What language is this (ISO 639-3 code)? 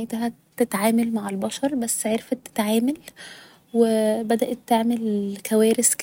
arz